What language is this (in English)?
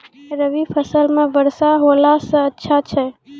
Maithili